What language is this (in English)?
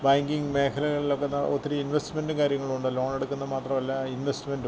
Malayalam